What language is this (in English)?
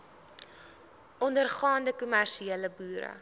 Afrikaans